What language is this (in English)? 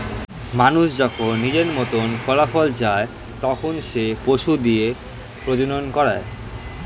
Bangla